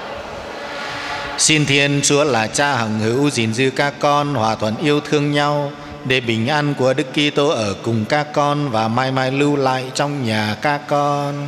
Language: Vietnamese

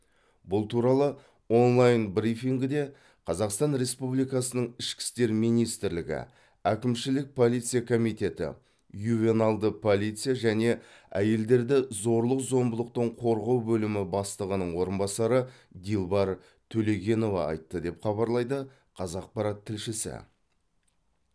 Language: Kazakh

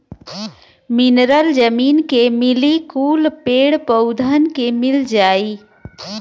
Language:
Bhojpuri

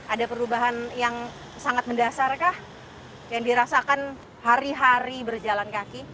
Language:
Indonesian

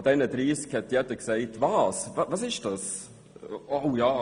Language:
Swiss German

